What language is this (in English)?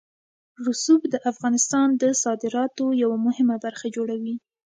Pashto